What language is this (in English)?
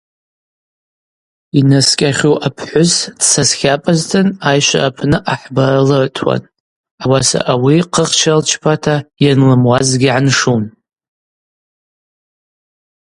Abaza